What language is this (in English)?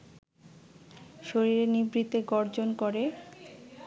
Bangla